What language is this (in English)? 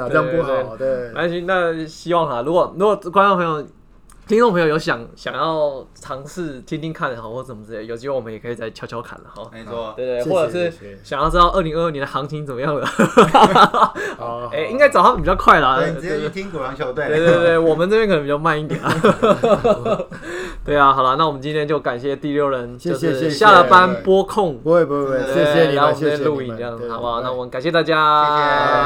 Chinese